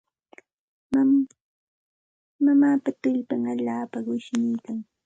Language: Santa Ana de Tusi Pasco Quechua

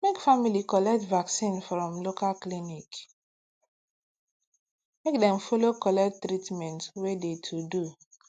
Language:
Nigerian Pidgin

